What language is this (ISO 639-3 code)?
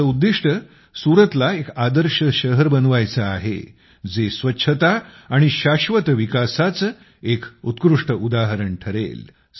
mar